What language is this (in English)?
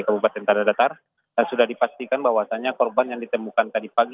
Indonesian